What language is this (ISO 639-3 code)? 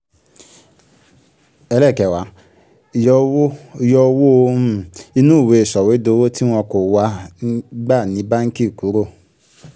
yor